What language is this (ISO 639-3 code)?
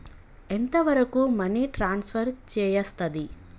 tel